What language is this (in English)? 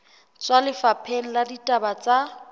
Southern Sotho